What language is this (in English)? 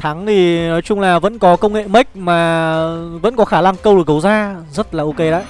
Vietnamese